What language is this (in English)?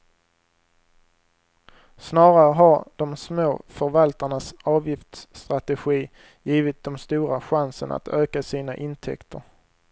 Swedish